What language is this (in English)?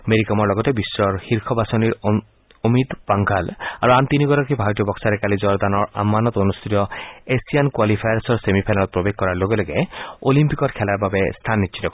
Assamese